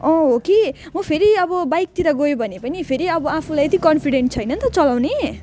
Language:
Nepali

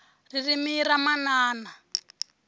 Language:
Tsonga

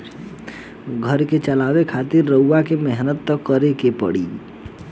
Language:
Bhojpuri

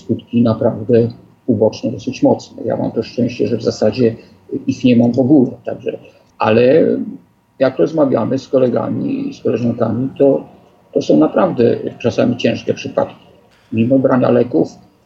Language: Polish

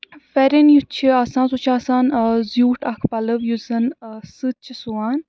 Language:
Kashmiri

